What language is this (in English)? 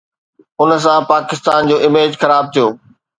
Sindhi